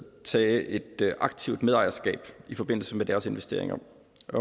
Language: Danish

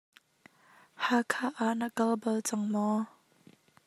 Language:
Hakha Chin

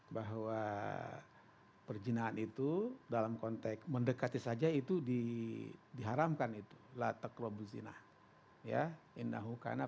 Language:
Indonesian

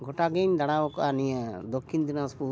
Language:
Santali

